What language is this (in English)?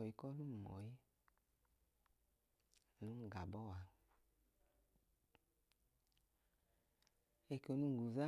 Idoma